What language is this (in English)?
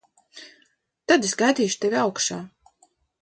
Latvian